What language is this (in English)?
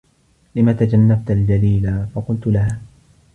Arabic